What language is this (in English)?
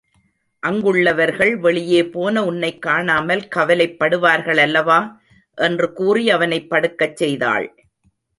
Tamil